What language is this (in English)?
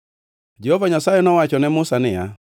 Luo (Kenya and Tanzania)